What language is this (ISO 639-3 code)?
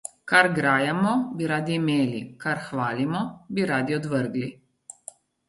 slv